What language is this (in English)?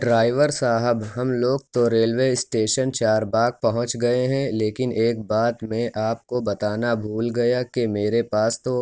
Urdu